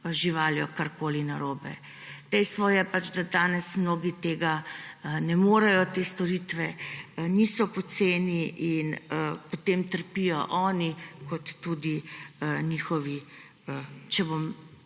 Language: Slovenian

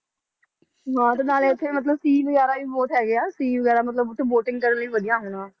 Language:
Punjabi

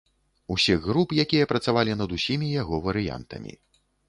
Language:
Belarusian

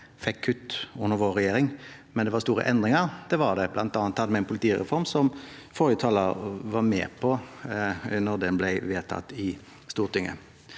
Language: Norwegian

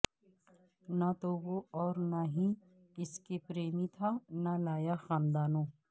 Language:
Urdu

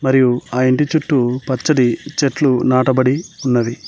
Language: Telugu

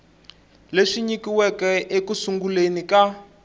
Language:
Tsonga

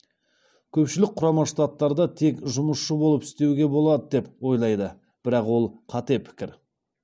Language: Kazakh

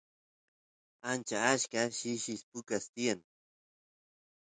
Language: Santiago del Estero Quichua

